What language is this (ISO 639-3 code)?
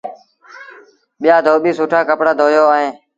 sbn